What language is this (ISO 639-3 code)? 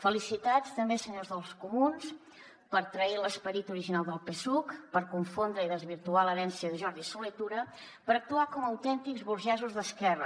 cat